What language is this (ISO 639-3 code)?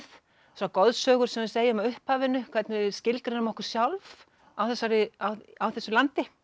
isl